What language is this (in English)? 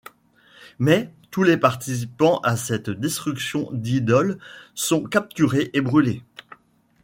French